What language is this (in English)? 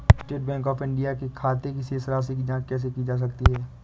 Hindi